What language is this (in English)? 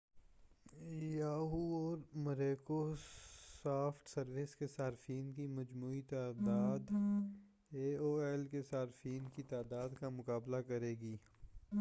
Urdu